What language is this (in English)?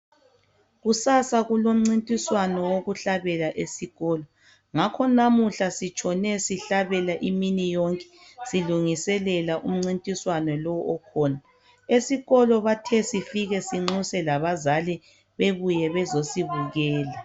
North Ndebele